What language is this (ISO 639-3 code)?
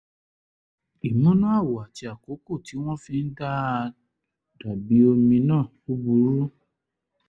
yor